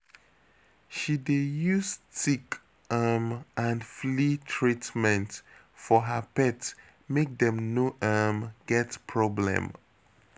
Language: Nigerian Pidgin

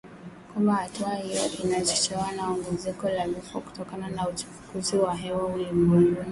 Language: Swahili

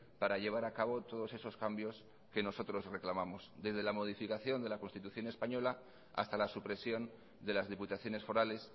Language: Spanish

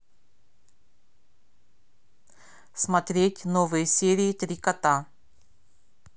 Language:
Russian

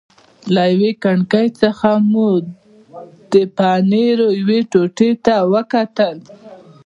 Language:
Pashto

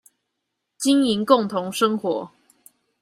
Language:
Chinese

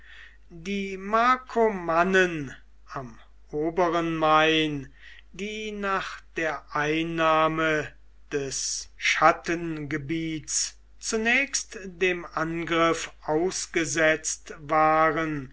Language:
German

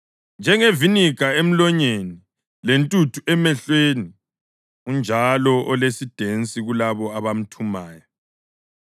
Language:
North Ndebele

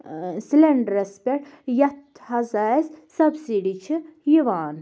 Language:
Kashmiri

